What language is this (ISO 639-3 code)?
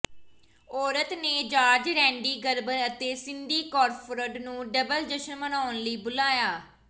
pan